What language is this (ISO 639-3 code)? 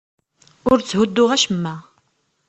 kab